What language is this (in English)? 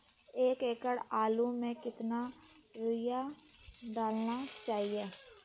Magahi